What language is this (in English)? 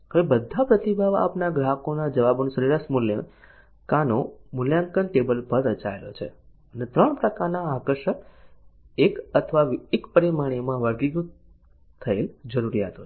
Gujarati